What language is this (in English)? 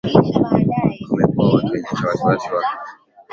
Swahili